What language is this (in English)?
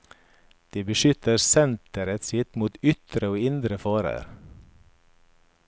Norwegian